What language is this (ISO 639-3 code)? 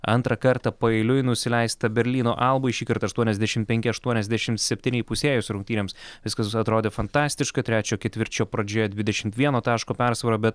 lit